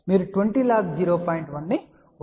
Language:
Telugu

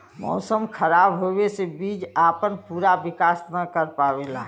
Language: Bhojpuri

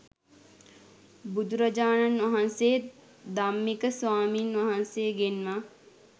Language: Sinhala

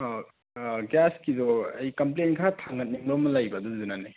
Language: Manipuri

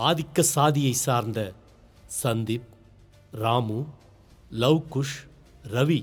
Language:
Tamil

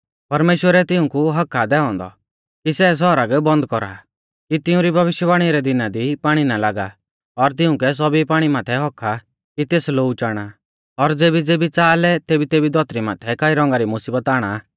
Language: Mahasu Pahari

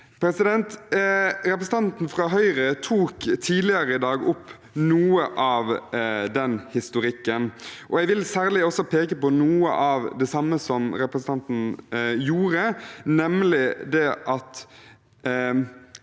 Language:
Norwegian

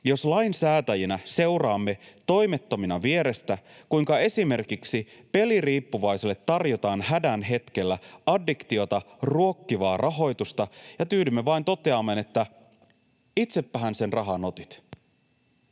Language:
Finnish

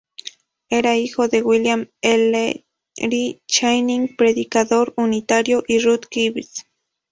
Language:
Spanish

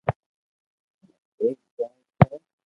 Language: Loarki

